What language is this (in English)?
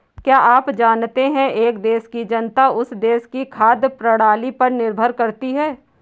Hindi